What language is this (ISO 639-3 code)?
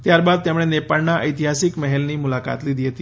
guj